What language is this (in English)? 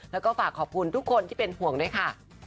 Thai